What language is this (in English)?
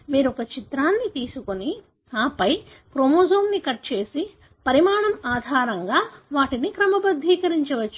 Telugu